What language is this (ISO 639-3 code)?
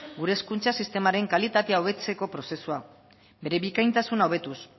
eus